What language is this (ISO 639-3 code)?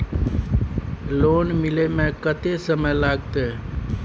mai